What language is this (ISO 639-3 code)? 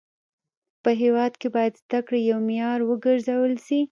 pus